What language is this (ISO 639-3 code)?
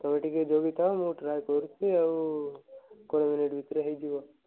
ori